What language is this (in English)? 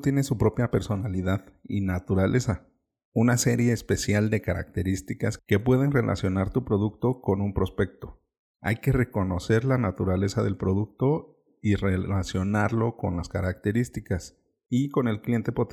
Spanish